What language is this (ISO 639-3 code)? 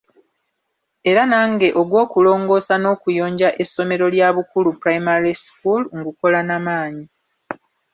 lug